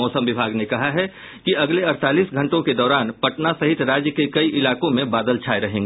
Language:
Hindi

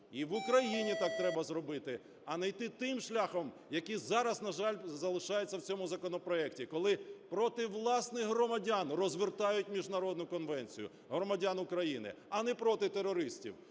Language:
Ukrainian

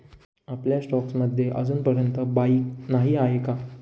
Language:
Marathi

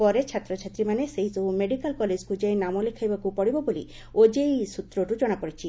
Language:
Odia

